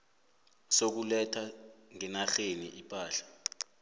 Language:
South Ndebele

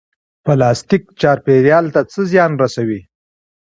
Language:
Pashto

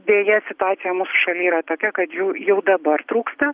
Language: Lithuanian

